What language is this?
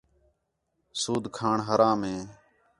Khetrani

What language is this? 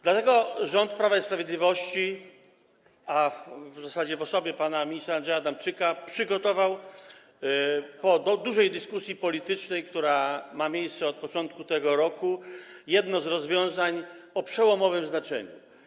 Polish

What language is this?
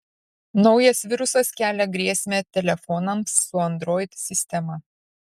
Lithuanian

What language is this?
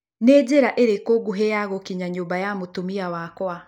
Kikuyu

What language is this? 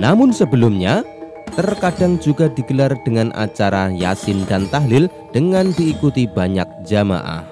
Indonesian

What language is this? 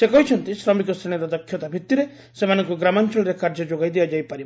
Odia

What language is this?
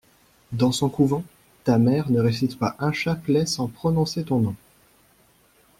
French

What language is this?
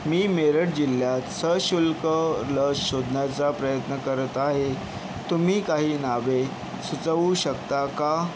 Marathi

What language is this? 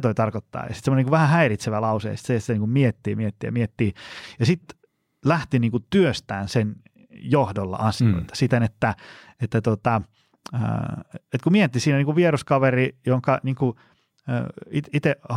Finnish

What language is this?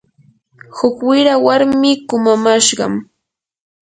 Yanahuanca Pasco Quechua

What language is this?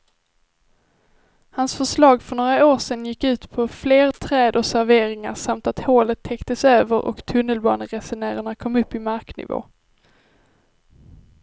Swedish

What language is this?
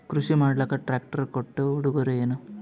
Kannada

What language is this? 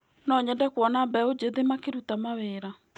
Kikuyu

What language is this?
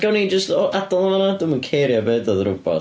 Welsh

